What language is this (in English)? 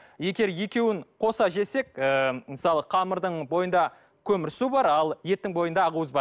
Kazakh